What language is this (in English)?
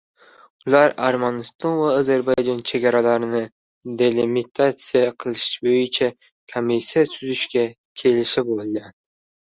Uzbek